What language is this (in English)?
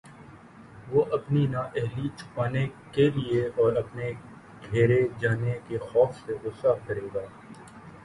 Urdu